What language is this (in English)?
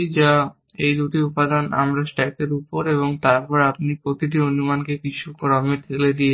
Bangla